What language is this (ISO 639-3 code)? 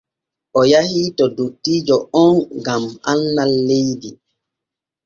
fue